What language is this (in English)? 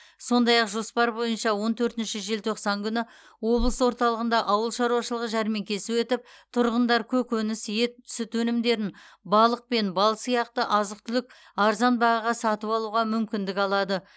Kazakh